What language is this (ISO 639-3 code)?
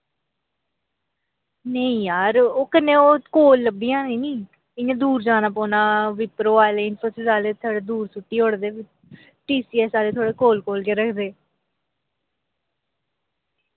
doi